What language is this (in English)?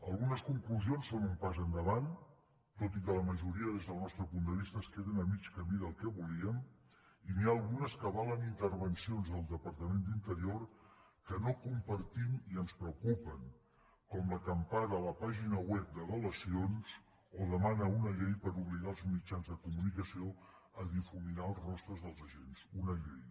Catalan